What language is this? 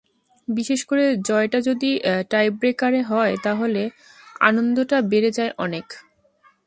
Bangla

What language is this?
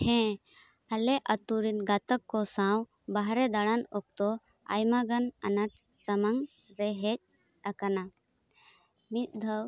Santali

